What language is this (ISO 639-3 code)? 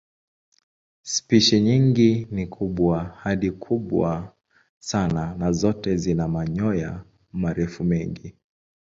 swa